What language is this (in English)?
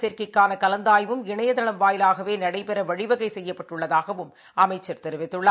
Tamil